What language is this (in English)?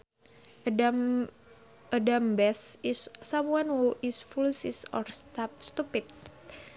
Sundanese